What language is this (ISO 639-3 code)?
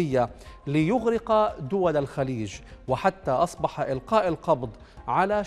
ara